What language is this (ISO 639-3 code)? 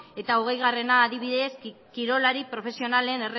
eus